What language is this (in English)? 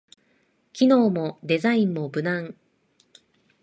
Japanese